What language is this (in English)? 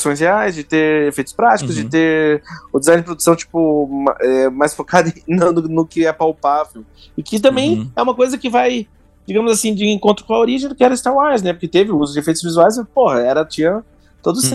Portuguese